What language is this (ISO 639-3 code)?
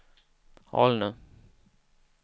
swe